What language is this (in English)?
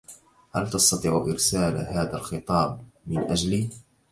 Arabic